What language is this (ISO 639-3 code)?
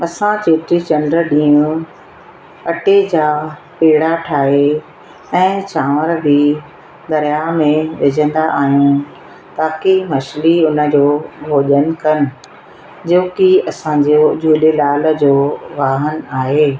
snd